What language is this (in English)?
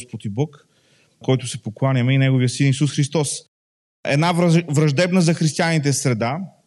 Bulgarian